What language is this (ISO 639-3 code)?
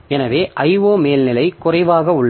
tam